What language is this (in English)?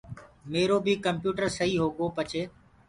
Gurgula